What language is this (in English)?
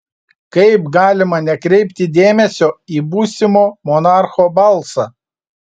Lithuanian